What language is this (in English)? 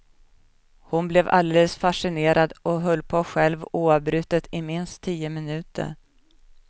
Swedish